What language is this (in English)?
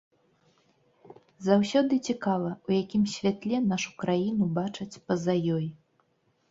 Belarusian